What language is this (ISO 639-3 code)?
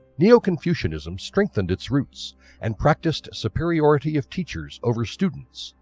eng